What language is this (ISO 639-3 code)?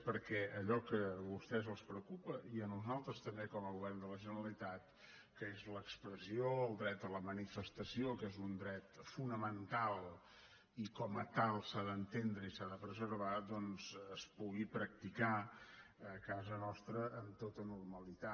cat